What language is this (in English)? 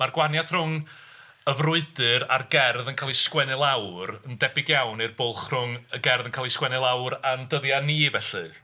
Welsh